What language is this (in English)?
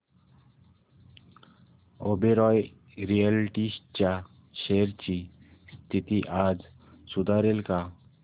Marathi